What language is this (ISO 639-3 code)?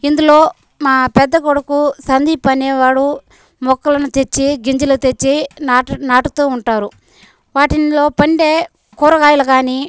tel